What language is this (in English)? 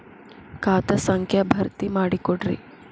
Kannada